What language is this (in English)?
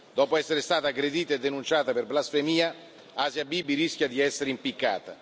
Italian